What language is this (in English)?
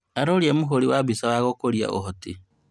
Kikuyu